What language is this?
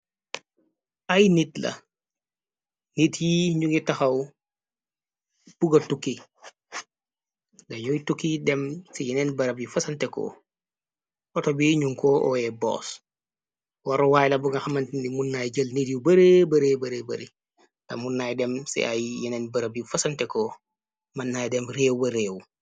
Wolof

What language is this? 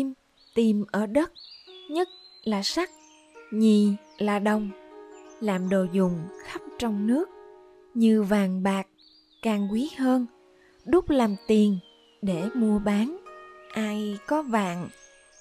Vietnamese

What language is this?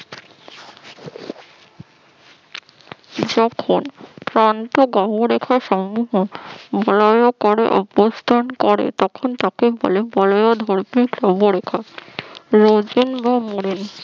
Bangla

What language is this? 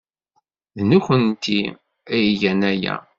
Kabyle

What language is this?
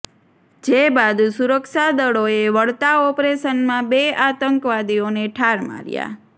Gujarati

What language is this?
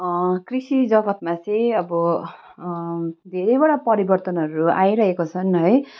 Nepali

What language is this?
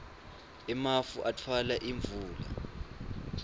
Swati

